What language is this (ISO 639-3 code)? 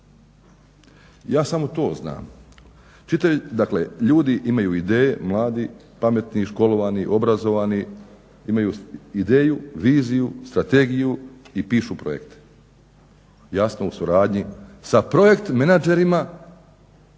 hrv